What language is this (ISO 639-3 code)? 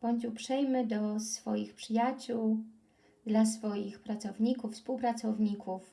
pol